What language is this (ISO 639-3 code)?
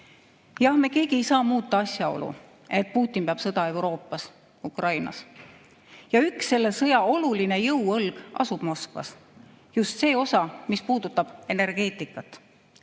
est